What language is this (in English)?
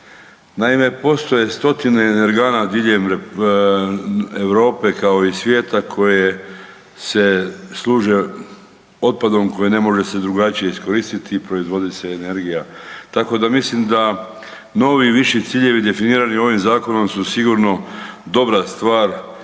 Croatian